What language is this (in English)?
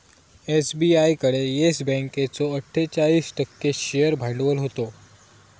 Marathi